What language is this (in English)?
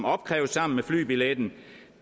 Danish